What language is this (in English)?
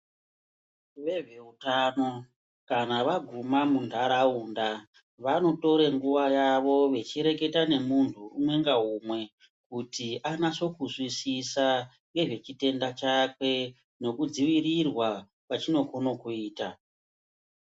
Ndau